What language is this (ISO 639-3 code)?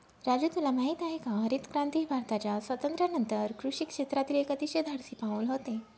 mar